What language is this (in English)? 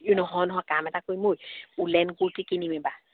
Assamese